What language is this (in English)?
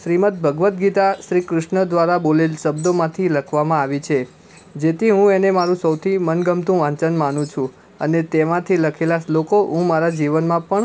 Gujarati